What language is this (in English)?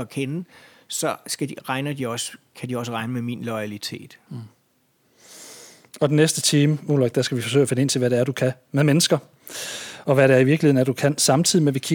Danish